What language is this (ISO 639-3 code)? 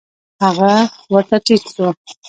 pus